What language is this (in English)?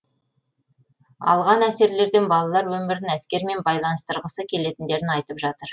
Kazakh